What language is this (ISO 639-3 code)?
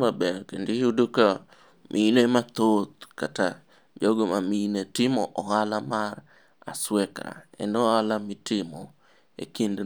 luo